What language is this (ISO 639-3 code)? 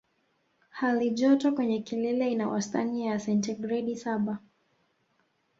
swa